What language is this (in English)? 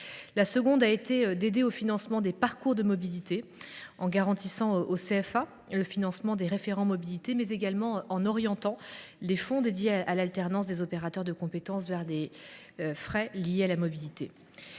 French